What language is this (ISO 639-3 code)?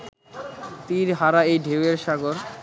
ben